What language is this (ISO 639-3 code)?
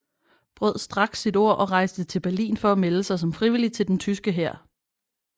dan